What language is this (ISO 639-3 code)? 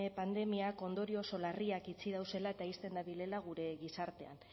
eus